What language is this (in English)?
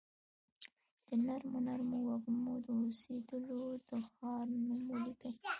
Pashto